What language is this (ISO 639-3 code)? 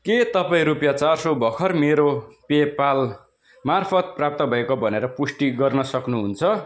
nep